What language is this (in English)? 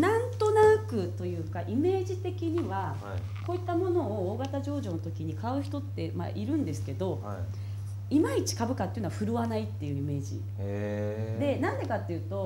Japanese